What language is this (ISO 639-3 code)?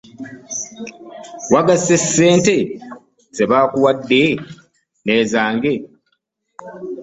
lug